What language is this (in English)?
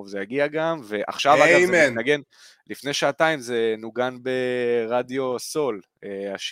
Hebrew